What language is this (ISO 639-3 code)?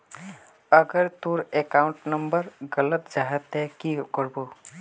mag